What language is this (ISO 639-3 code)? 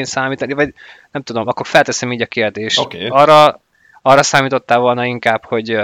hun